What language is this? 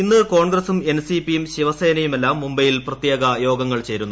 Malayalam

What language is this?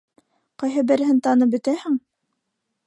Bashkir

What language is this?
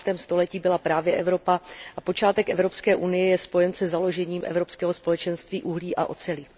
Czech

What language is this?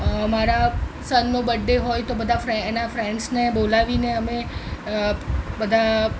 Gujarati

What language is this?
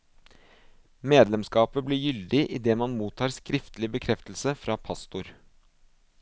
Norwegian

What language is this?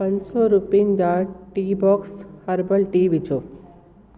Sindhi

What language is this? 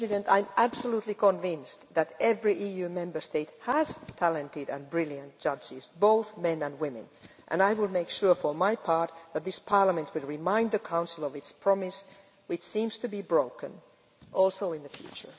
English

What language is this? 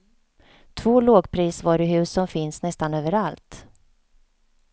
Swedish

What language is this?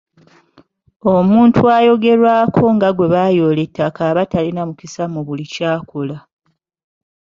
Ganda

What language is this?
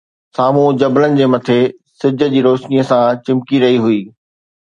Sindhi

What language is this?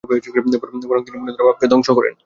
Bangla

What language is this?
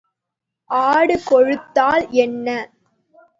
Tamil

